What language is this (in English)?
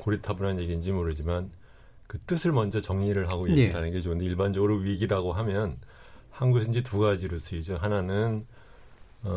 Korean